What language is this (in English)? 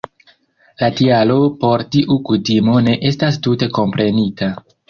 Esperanto